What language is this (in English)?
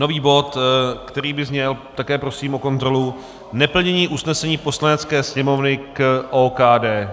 Czech